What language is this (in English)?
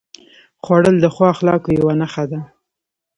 Pashto